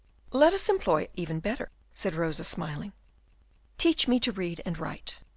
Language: English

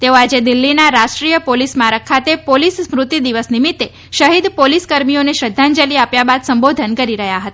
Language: Gujarati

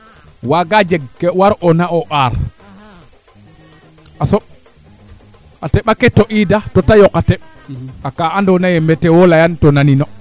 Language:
Serer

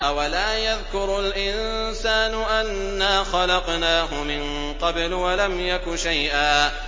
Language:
Arabic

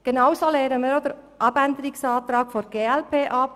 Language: Swiss German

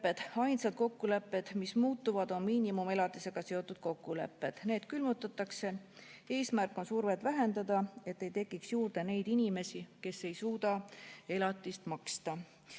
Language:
Estonian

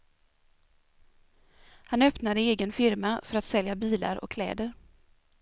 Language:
Swedish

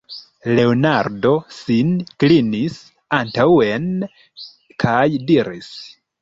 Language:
Esperanto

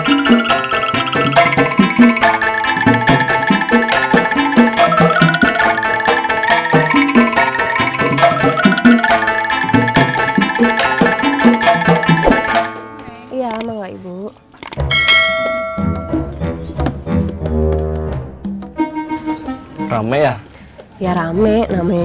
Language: Indonesian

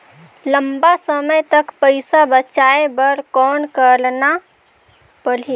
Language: Chhattisgarhi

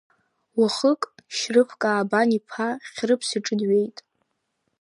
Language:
Abkhazian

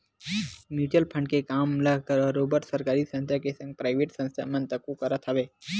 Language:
Chhattisgarhi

